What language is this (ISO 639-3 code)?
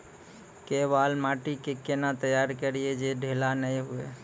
mai